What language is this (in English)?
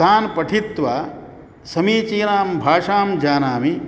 Sanskrit